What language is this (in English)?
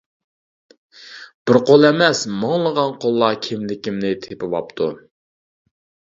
Uyghur